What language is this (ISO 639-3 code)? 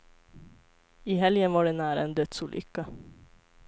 swe